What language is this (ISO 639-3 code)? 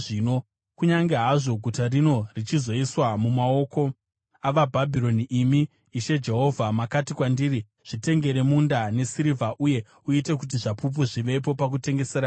sna